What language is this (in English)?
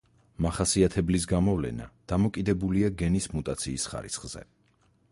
Georgian